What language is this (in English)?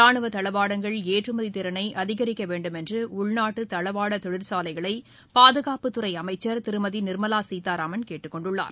Tamil